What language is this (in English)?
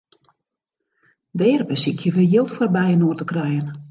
Western Frisian